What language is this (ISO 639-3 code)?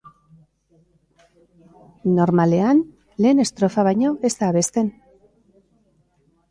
eus